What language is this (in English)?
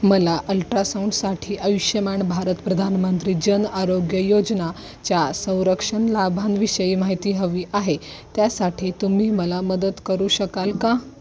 Marathi